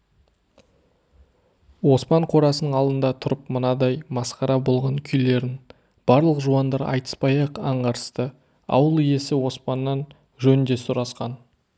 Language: Kazakh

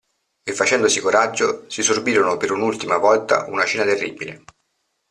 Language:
Italian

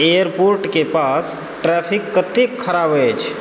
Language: Maithili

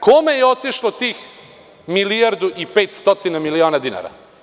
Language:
Serbian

